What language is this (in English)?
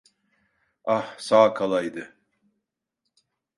Turkish